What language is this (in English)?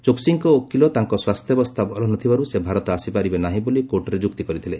Odia